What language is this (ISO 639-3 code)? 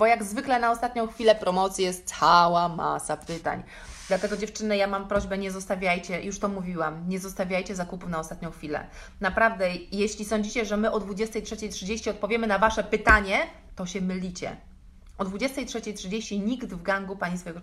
pol